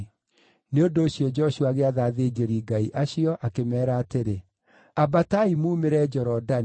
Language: Kikuyu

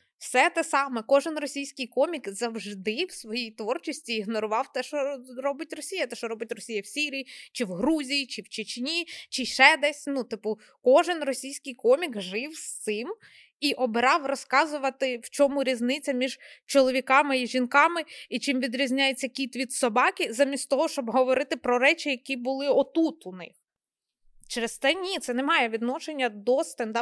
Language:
Ukrainian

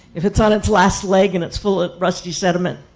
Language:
English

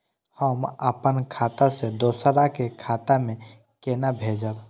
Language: Maithili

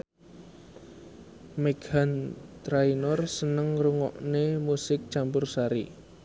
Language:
Javanese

